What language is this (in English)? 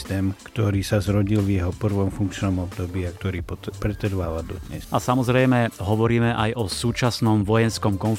Slovak